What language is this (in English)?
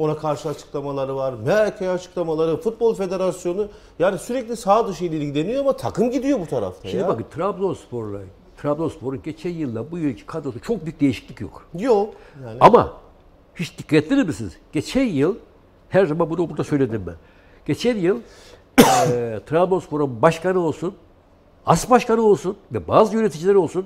Turkish